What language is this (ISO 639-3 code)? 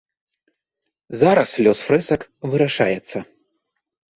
bel